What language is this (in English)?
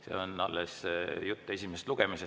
Estonian